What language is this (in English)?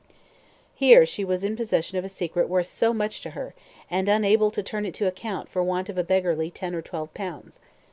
English